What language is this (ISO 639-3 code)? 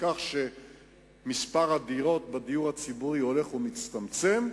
heb